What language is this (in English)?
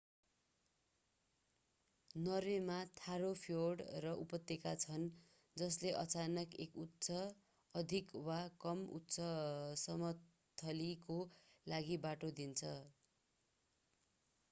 Nepali